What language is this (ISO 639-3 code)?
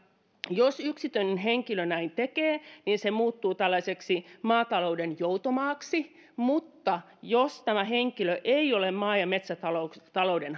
fin